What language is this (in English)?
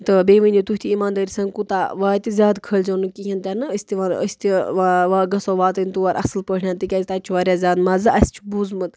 Kashmiri